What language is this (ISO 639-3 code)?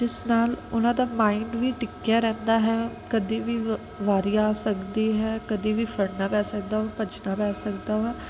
pan